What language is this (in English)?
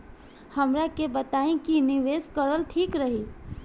Bhojpuri